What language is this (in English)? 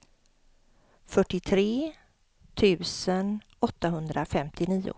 Swedish